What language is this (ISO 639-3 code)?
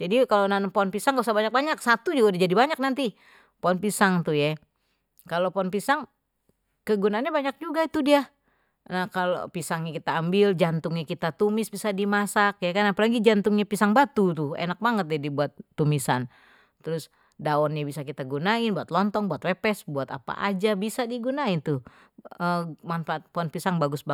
bew